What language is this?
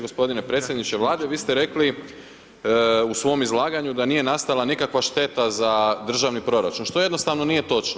Croatian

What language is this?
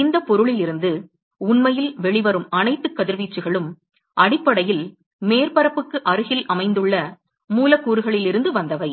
Tamil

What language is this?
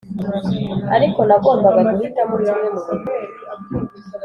Kinyarwanda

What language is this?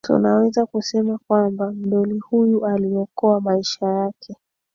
Swahili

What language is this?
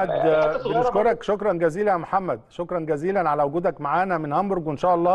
Arabic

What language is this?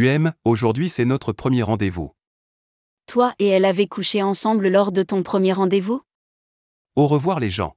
French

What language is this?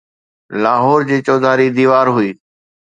Sindhi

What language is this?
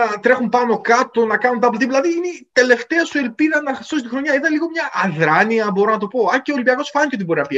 Greek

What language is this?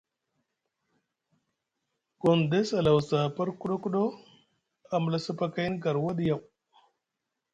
Musgu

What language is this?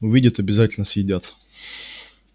Russian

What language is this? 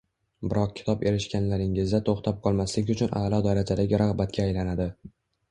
Uzbek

